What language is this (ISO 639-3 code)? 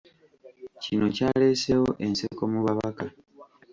lug